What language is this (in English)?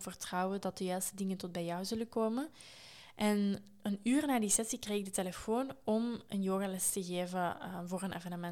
Dutch